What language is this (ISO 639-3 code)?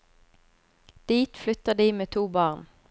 nor